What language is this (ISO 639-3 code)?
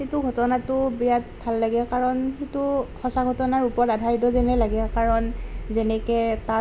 asm